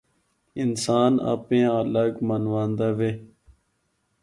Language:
Northern Hindko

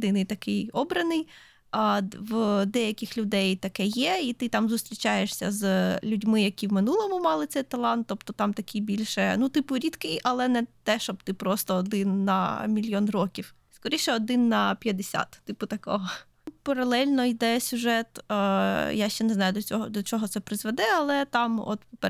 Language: Ukrainian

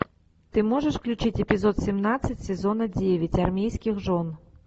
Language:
Russian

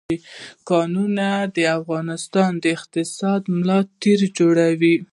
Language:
Pashto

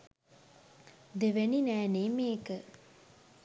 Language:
Sinhala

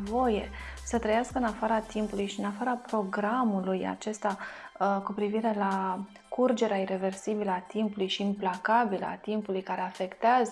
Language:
Romanian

